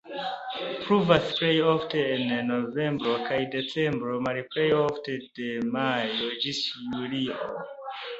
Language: Esperanto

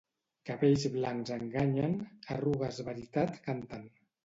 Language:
Catalan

